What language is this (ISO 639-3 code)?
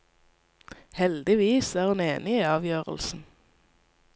nor